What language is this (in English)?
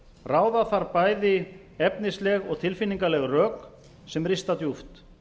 Icelandic